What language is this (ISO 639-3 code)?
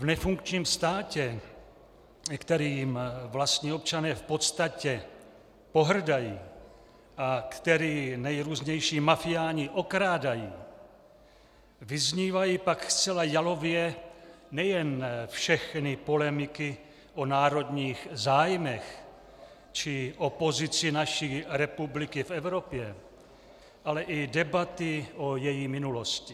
ces